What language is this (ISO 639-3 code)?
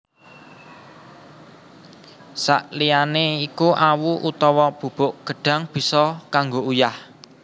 jav